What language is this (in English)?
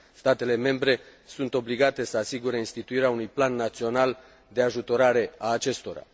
Romanian